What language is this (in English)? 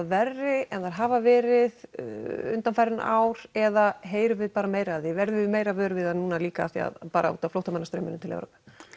Icelandic